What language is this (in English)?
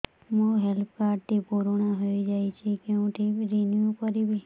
Odia